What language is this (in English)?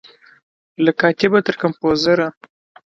Pashto